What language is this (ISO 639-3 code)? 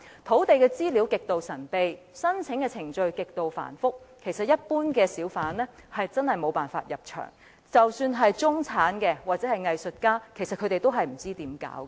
yue